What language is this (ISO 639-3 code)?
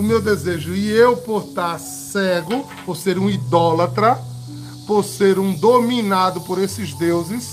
por